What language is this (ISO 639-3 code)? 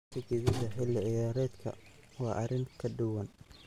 som